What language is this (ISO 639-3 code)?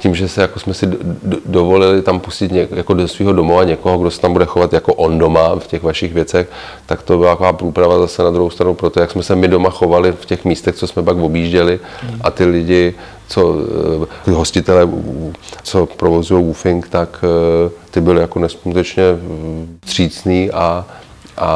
ces